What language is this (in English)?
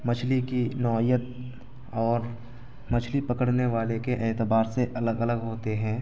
Urdu